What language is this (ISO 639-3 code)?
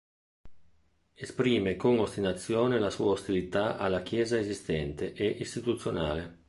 ita